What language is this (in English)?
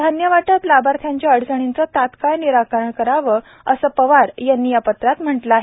Marathi